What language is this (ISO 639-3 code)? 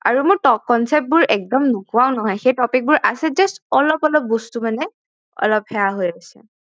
asm